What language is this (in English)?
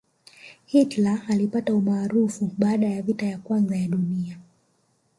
Swahili